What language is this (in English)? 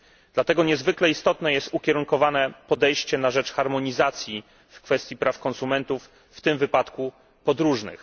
Polish